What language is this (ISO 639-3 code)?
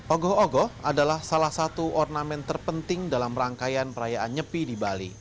ind